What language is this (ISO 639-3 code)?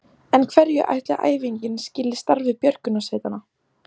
isl